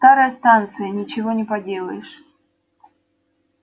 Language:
Russian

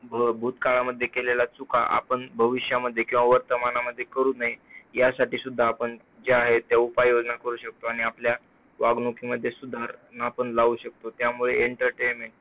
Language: Marathi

